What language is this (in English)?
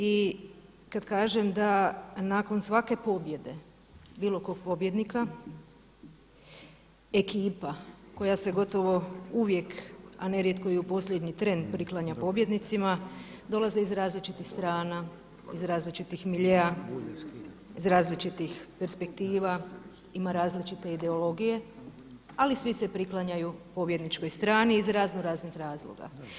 Croatian